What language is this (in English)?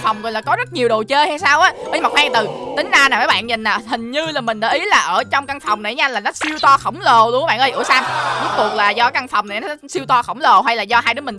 Vietnamese